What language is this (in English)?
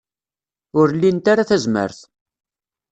Kabyle